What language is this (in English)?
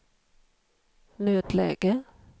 Swedish